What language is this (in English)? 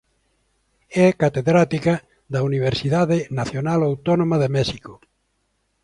Galician